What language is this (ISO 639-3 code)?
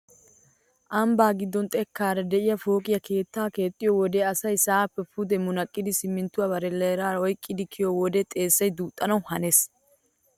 wal